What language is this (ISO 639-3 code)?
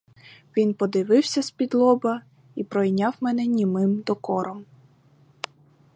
ukr